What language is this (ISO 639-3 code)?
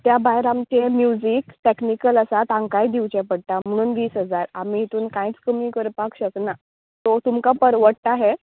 kok